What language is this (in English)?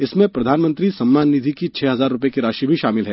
Hindi